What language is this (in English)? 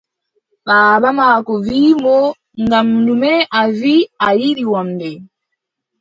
Adamawa Fulfulde